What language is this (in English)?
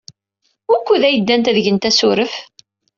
Kabyle